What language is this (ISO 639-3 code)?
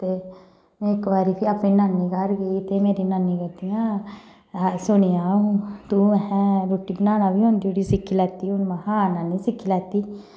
doi